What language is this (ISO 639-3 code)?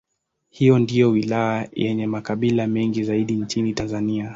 swa